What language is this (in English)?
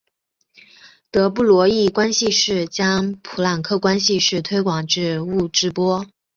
Chinese